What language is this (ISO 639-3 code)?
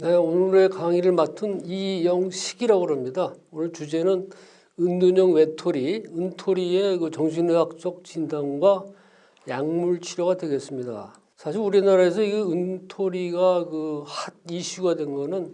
kor